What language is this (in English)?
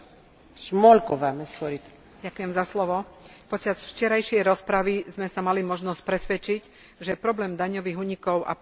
Slovak